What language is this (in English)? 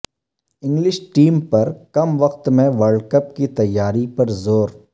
Urdu